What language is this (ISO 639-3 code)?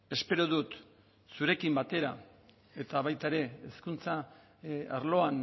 eus